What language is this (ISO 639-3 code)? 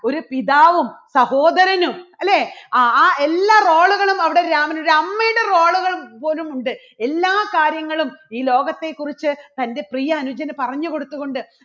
mal